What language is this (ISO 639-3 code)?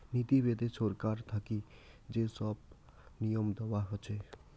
ben